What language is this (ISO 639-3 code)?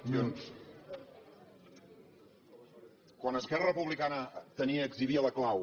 cat